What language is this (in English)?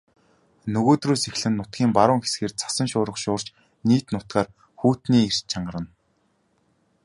Mongolian